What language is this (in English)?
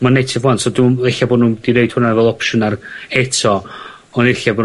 Welsh